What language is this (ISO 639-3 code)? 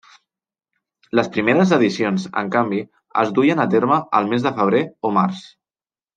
cat